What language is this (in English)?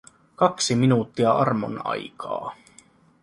Finnish